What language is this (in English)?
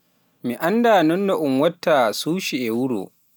Pular